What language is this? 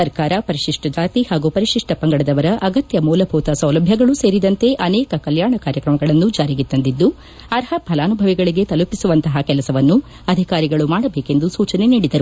Kannada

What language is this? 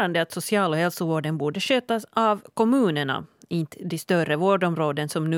Swedish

